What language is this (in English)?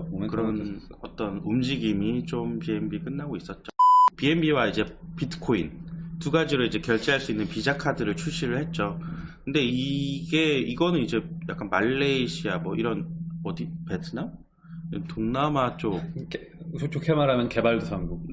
Korean